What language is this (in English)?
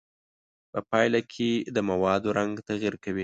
Pashto